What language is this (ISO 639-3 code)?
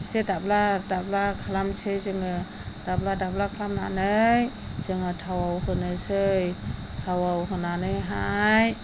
brx